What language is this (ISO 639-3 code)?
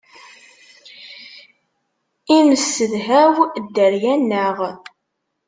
kab